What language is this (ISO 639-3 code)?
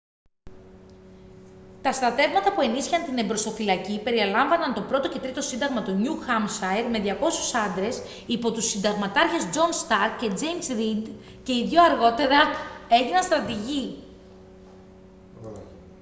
ell